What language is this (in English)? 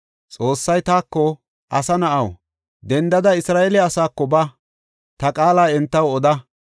Gofa